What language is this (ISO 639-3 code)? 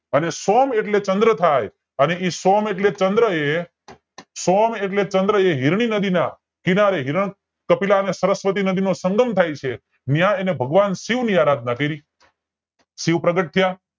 guj